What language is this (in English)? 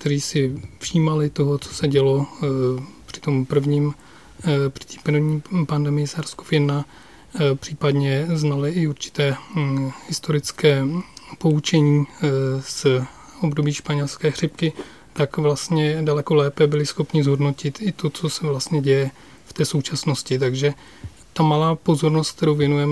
Czech